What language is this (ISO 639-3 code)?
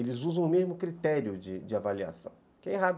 por